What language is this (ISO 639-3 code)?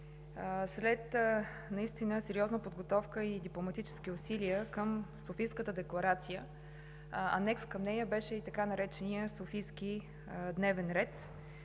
bul